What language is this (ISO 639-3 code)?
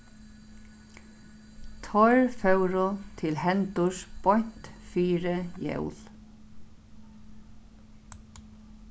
fao